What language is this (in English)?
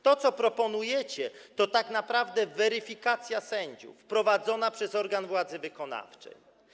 Polish